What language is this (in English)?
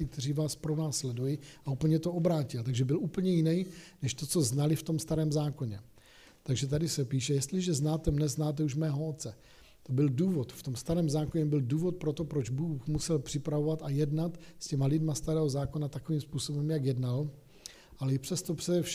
Czech